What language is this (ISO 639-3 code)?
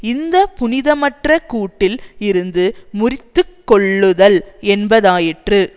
tam